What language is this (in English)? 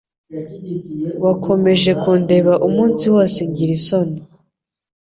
Kinyarwanda